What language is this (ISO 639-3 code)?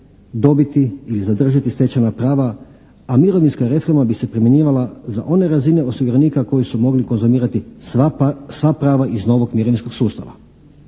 hrv